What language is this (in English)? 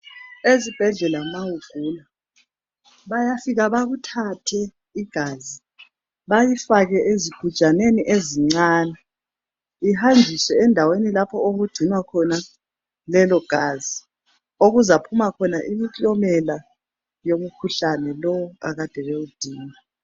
North Ndebele